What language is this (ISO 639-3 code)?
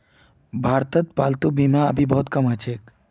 mag